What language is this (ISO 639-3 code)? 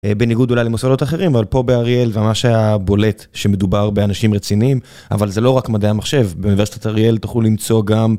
heb